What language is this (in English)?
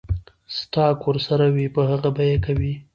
Pashto